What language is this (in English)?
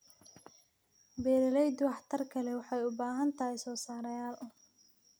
Somali